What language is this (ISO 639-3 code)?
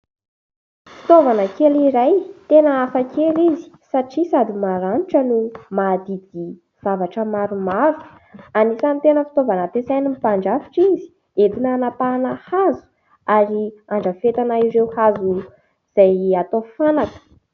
mlg